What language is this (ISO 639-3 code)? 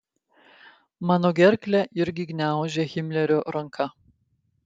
lit